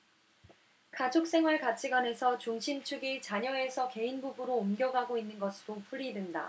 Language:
Korean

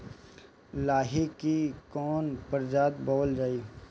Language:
Bhojpuri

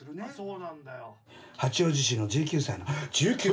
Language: Japanese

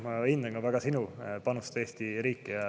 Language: Estonian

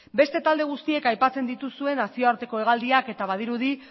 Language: Basque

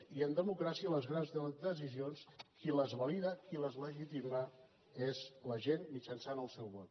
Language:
Catalan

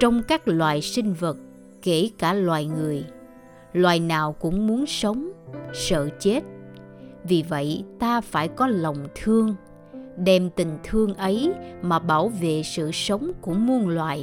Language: Vietnamese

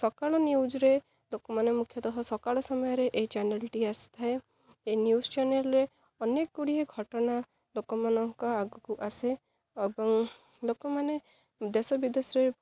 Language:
Odia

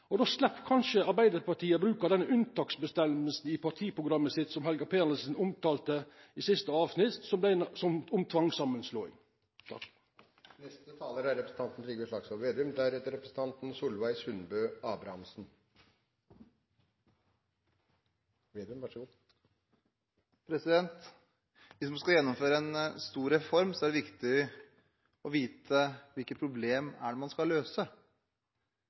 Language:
Norwegian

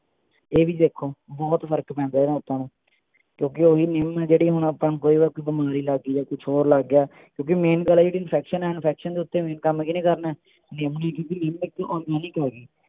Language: Punjabi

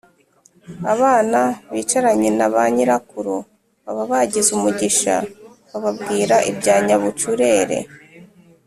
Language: Kinyarwanda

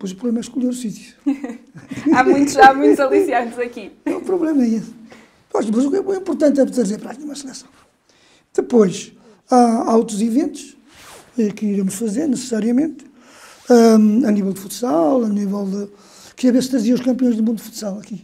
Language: Portuguese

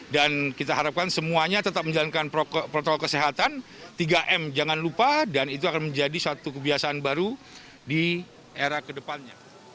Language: Indonesian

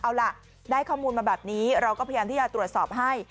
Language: Thai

